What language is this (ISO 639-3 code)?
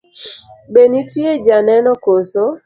luo